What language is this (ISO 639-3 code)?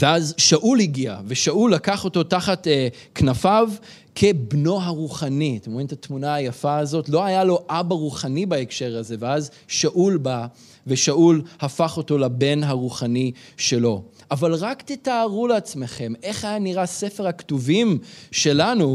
heb